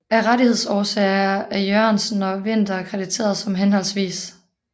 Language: Danish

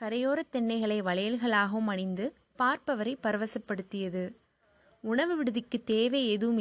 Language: Tamil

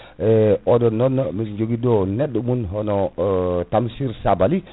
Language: Fula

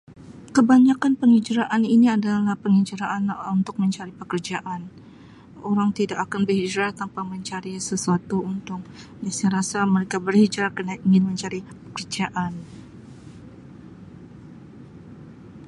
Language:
Sabah Malay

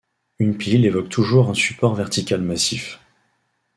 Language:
French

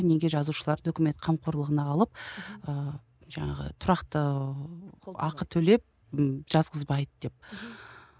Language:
Kazakh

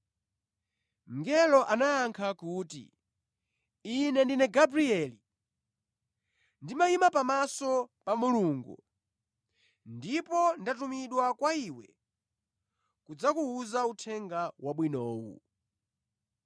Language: Nyanja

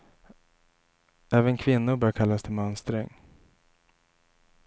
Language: Swedish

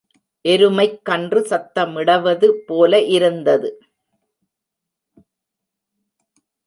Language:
Tamil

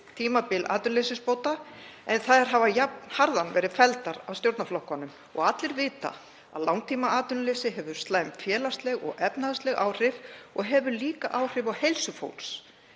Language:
Icelandic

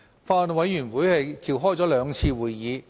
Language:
Cantonese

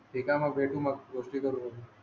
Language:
Marathi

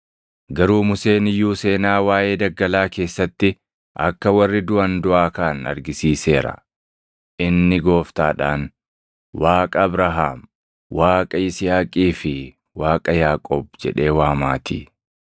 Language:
Oromo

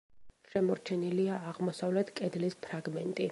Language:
Georgian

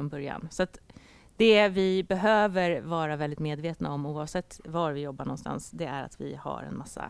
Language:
Swedish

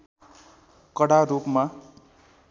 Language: Nepali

